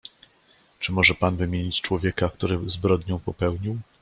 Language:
Polish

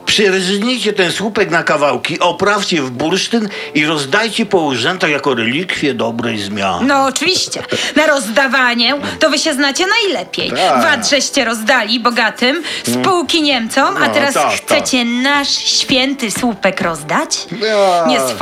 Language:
Polish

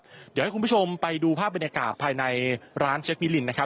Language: Thai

